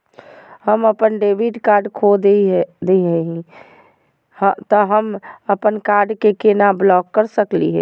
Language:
Magahi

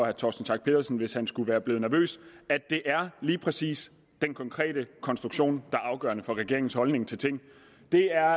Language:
Danish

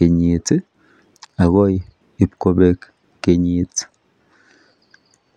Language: Kalenjin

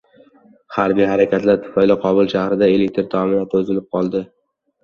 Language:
Uzbek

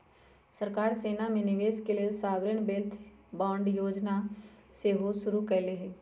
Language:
Magahi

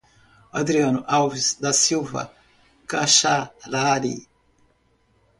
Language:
Portuguese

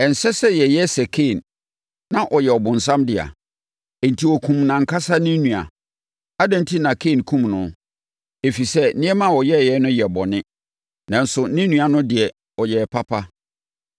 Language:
Akan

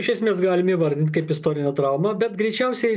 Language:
Lithuanian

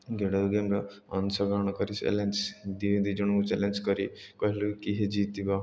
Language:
Odia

